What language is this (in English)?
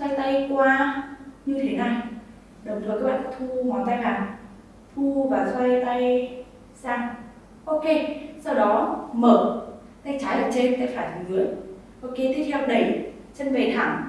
Vietnamese